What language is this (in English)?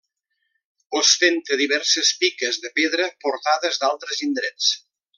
Catalan